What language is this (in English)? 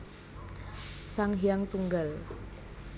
Javanese